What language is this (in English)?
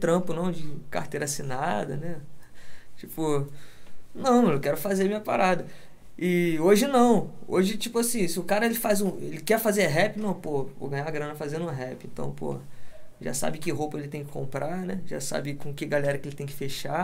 Portuguese